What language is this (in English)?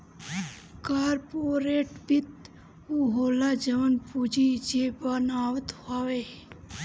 Bhojpuri